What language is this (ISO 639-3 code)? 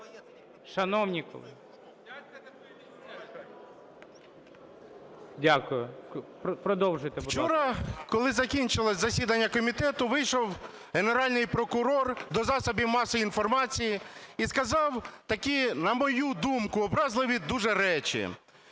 ukr